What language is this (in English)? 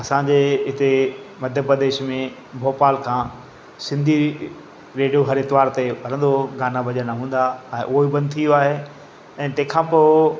Sindhi